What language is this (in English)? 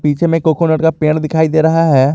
Hindi